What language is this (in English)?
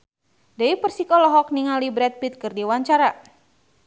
Sundanese